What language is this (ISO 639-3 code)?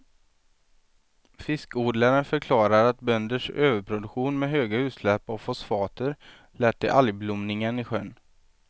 swe